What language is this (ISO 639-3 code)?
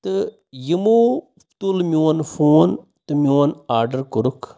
kas